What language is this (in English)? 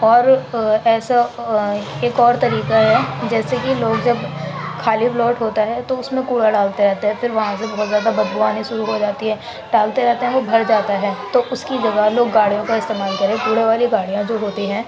Urdu